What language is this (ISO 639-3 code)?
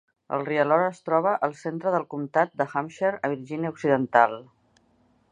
cat